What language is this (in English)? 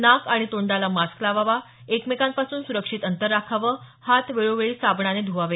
Marathi